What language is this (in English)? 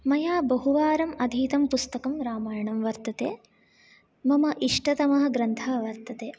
Sanskrit